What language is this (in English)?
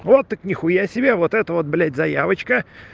Russian